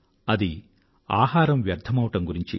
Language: Telugu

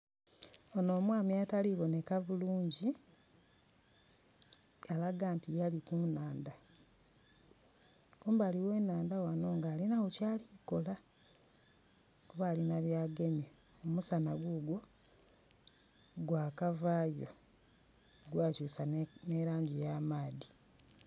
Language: Soga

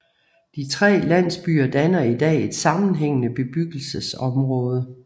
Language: Danish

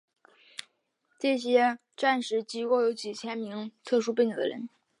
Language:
Chinese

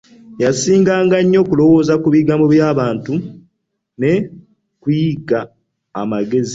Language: Ganda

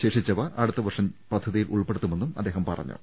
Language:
Malayalam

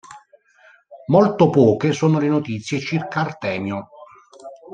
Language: Italian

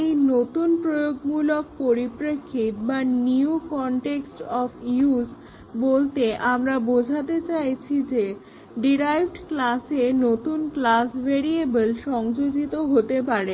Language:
Bangla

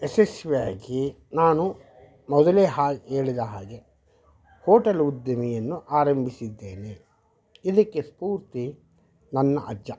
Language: Kannada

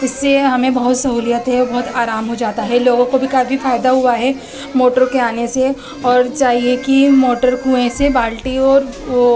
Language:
Urdu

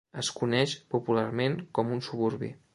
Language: Catalan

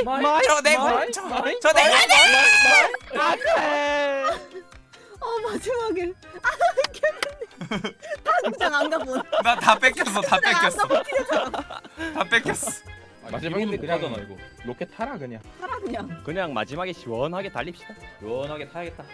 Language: Korean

